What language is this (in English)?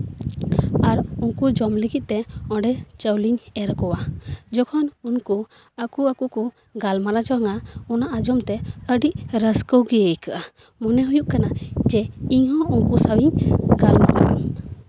Santali